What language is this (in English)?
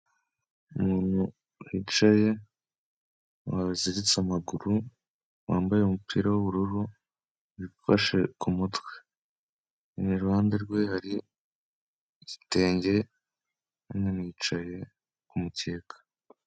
Kinyarwanda